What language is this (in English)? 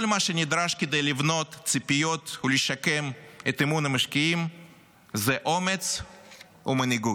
Hebrew